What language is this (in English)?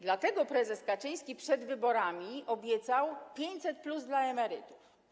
Polish